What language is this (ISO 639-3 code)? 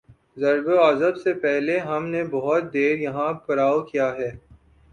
urd